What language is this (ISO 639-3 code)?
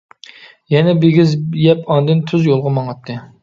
uig